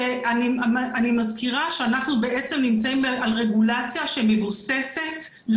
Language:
Hebrew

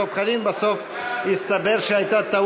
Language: Hebrew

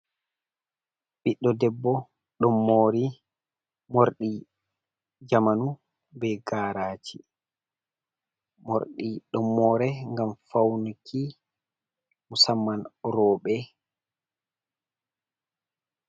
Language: Fula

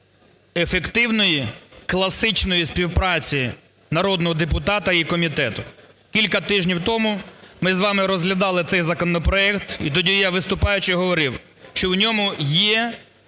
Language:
Ukrainian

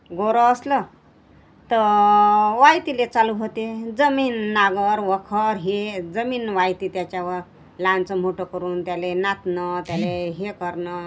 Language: Marathi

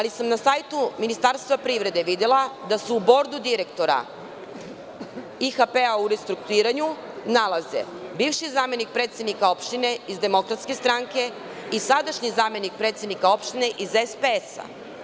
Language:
Serbian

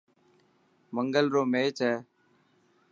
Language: Dhatki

